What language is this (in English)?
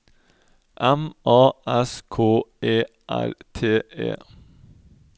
Norwegian